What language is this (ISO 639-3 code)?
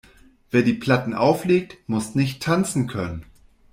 deu